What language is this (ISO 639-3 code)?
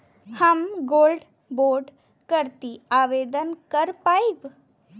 bho